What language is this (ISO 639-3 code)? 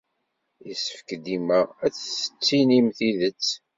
kab